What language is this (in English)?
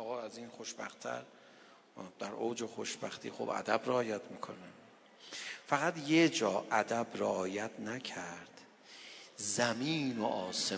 Persian